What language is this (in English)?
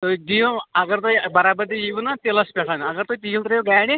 Kashmiri